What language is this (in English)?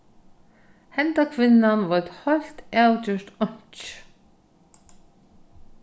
Faroese